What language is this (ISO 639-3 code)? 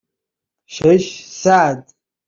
fas